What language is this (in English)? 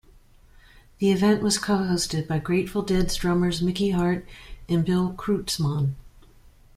English